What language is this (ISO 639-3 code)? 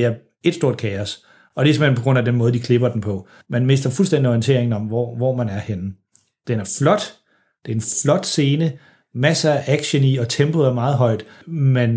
dan